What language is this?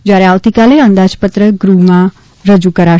Gujarati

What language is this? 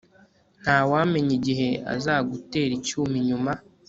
Kinyarwanda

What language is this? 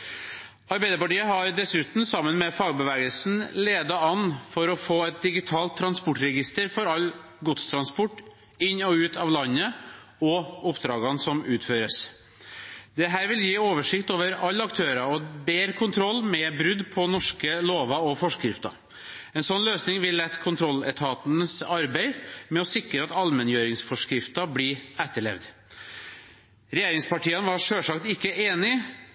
Norwegian Bokmål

